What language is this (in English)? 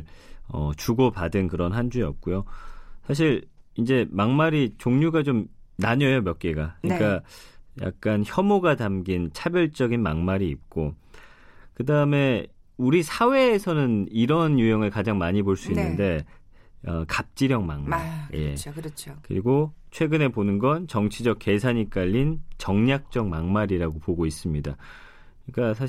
Korean